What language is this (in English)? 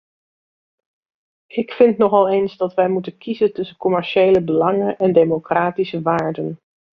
Dutch